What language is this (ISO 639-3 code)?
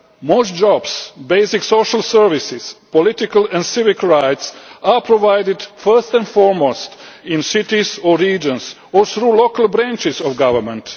eng